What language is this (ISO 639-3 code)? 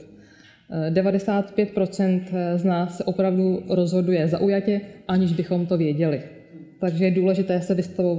ces